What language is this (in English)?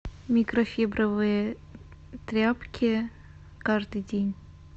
Russian